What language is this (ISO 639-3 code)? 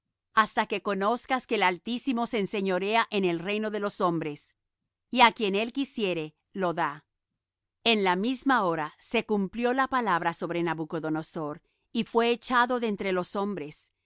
spa